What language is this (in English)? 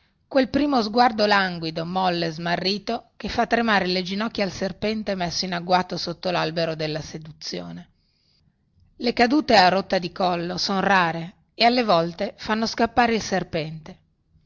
Italian